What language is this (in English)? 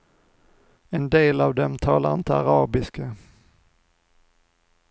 Swedish